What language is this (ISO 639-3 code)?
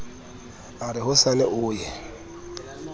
sot